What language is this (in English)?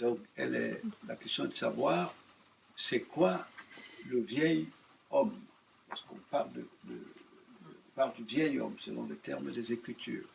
French